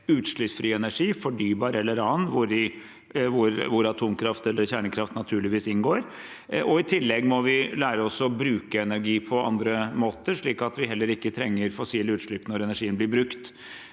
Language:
Norwegian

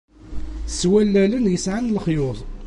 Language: Kabyle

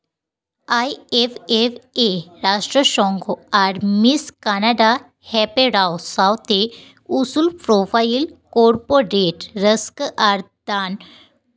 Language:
Santali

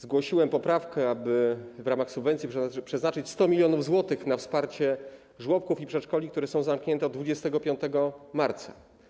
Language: Polish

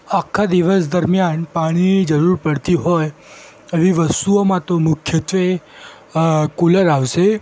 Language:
Gujarati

